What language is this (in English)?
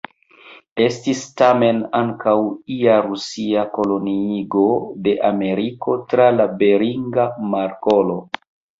Esperanto